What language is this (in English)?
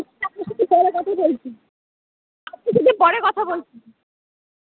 Bangla